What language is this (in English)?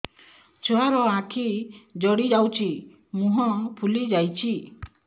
Odia